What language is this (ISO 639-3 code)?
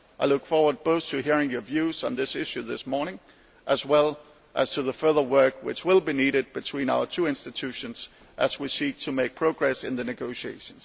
eng